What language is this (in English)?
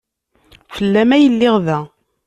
Kabyle